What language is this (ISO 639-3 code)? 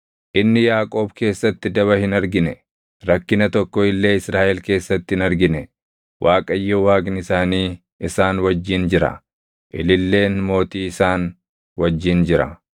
orm